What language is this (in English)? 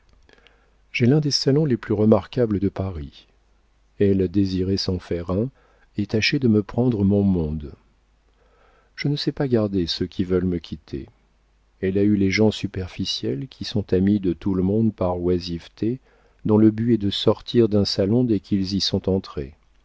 French